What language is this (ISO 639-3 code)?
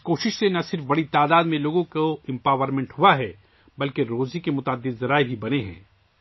urd